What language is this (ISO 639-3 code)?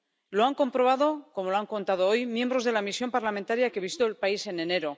spa